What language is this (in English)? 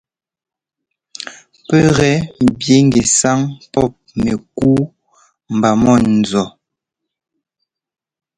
Ngomba